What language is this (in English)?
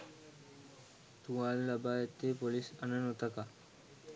Sinhala